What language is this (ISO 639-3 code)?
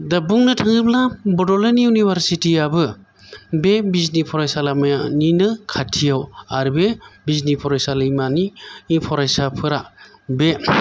brx